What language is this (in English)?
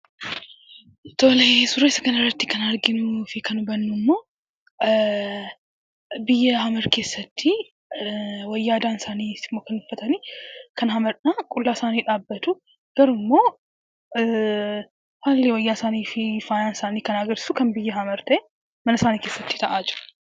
Oromo